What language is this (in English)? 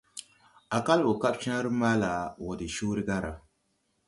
Tupuri